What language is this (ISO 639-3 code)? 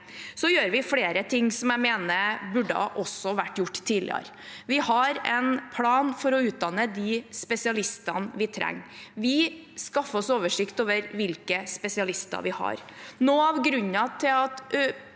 nor